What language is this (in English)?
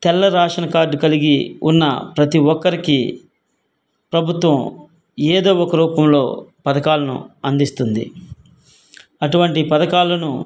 Telugu